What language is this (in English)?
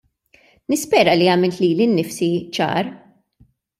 Maltese